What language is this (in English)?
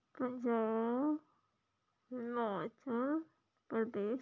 Punjabi